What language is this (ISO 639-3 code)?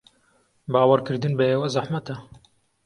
ckb